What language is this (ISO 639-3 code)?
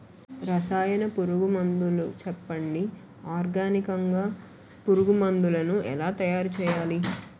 tel